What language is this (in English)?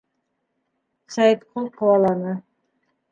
Bashkir